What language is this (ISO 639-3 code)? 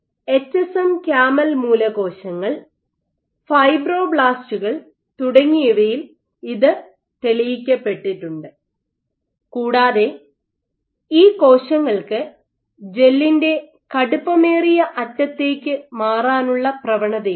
mal